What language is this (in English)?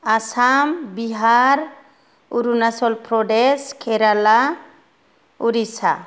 Bodo